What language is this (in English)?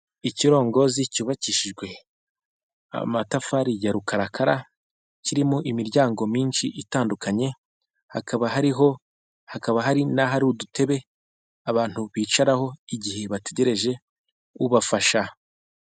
Kinyarwanda